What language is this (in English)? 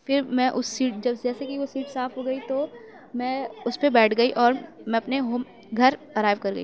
Urdu